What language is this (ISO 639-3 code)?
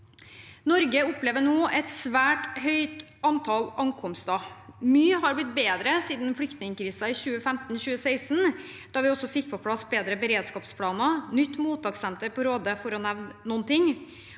nor